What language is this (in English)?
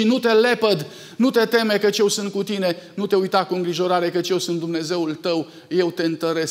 Romanian